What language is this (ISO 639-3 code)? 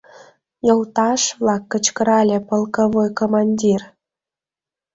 chm